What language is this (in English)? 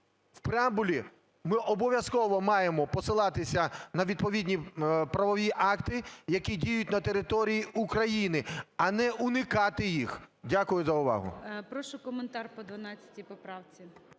Ukrainian